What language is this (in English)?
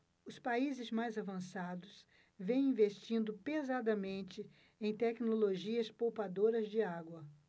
Portuguese